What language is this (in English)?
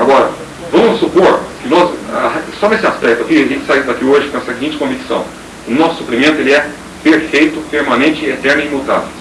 Portuguese